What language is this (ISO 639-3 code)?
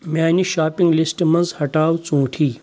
kas